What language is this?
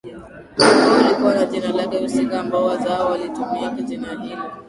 Swahili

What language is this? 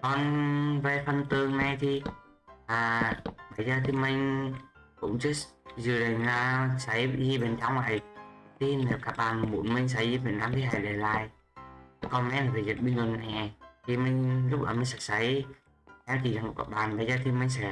Vietnamese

